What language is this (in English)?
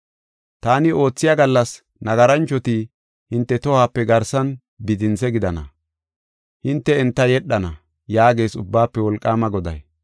Gofa